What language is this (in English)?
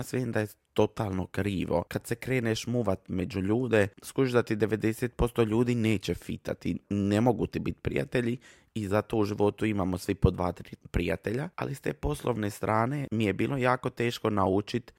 Croatian